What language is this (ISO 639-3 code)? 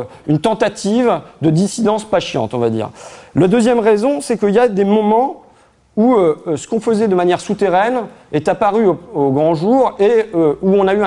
fra